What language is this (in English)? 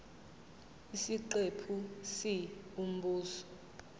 Zulu